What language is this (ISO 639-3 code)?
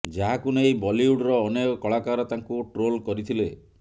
ori